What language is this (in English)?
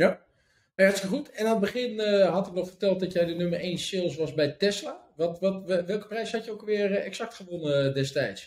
Dutch